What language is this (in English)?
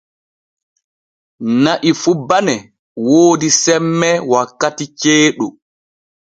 Borgu Fulfulde